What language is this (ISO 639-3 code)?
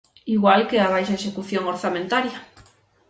glg